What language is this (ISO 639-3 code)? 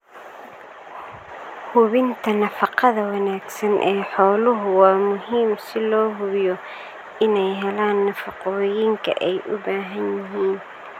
som